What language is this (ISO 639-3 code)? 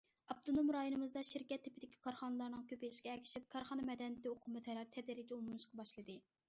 uig